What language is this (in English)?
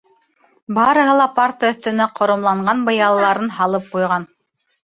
Bashkir